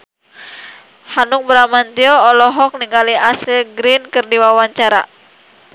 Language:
Sundanese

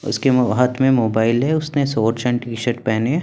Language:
Hindi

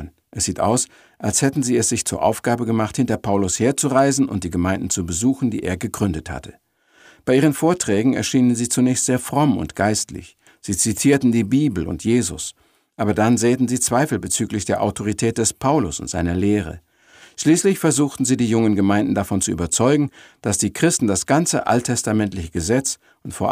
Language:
German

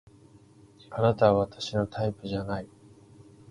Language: Japanese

